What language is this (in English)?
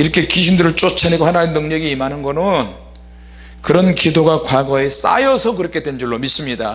Korean